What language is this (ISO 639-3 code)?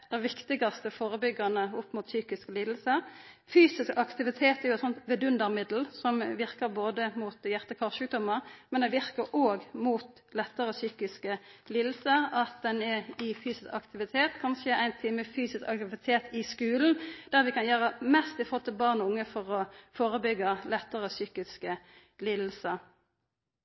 nno